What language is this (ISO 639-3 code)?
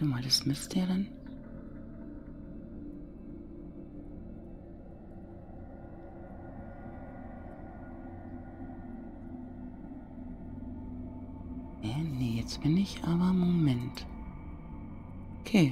deu